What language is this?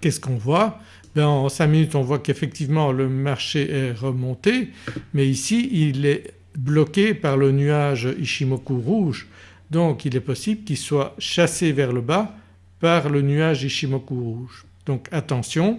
French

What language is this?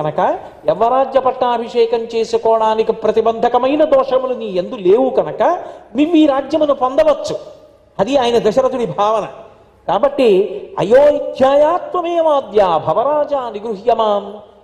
Telugu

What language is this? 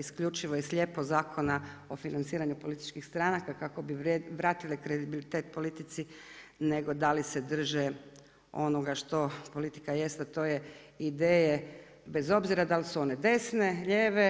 Croatian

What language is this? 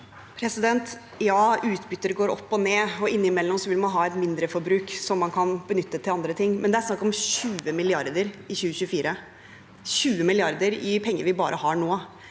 Norwegian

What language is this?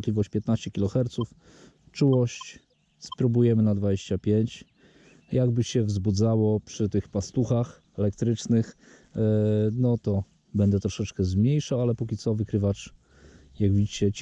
Polish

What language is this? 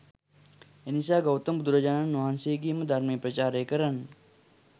Sinhala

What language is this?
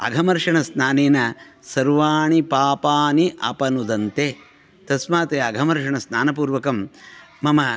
Sanskrit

